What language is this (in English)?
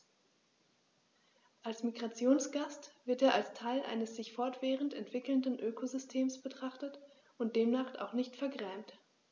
German